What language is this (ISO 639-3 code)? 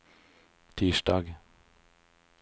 nor